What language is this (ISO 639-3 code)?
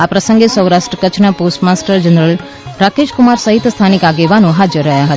guj